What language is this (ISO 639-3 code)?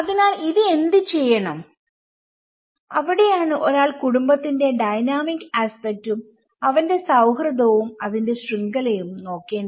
mal